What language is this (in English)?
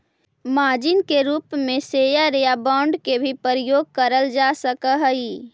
Magahi